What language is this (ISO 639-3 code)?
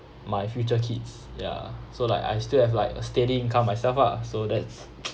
eng